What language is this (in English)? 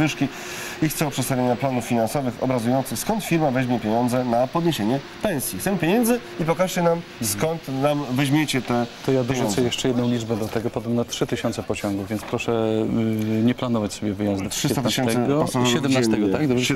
Polish